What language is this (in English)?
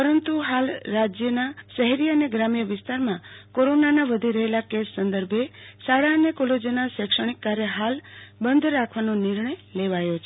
Gujarati